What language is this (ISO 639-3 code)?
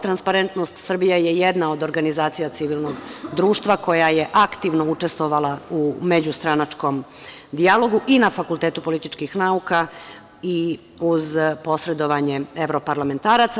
srp